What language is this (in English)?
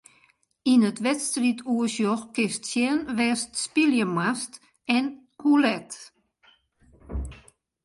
Western Frisian